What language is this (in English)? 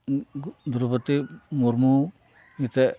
Santali